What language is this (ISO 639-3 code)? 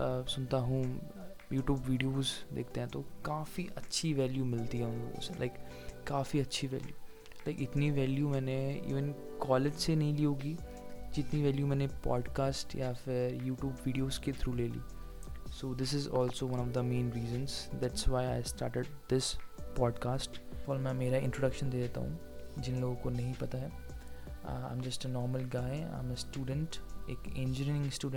hin